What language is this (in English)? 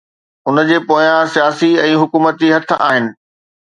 Sindhi